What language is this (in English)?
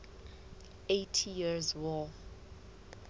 Southern Sotho